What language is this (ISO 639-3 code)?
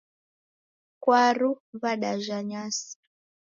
dav